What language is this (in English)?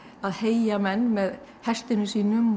Icelandic